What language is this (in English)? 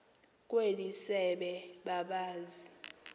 Xhosa